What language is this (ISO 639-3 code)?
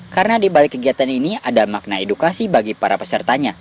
ind